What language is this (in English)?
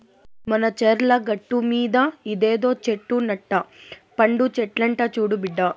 Telugu